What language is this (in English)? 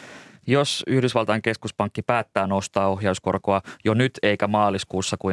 Finnish